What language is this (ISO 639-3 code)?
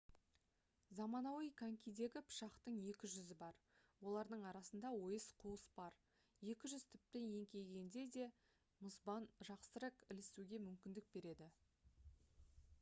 kaz